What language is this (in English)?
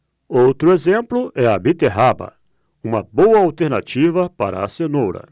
Portuguese